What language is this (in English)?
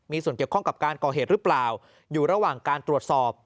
Thai